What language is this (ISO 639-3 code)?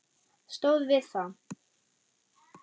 isl